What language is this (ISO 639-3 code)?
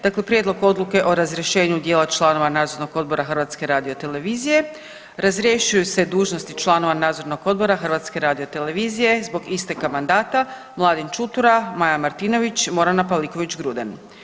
hrv